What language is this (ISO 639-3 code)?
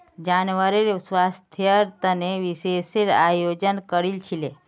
mag